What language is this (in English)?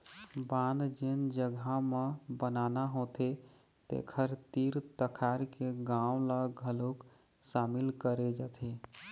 Chhattisgarhi